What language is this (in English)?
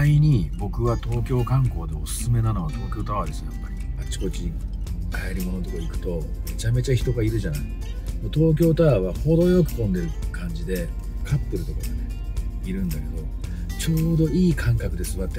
Japanese